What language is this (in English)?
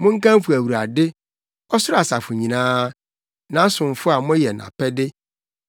Akan